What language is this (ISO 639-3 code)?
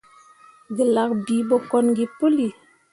mua